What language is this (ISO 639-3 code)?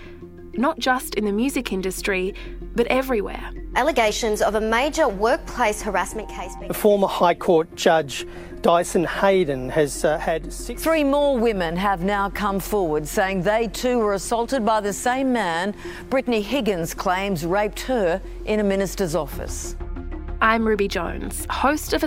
eng